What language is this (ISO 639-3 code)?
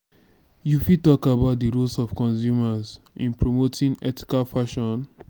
pcm